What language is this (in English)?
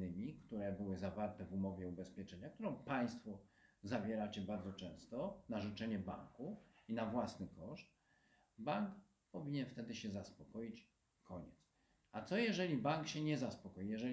Polish